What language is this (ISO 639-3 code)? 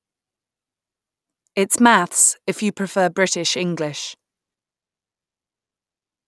eng